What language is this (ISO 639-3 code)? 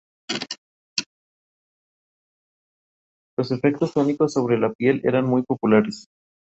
spa